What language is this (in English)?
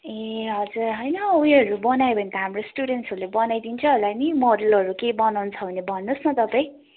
Nepali